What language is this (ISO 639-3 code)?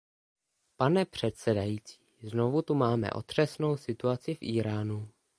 ces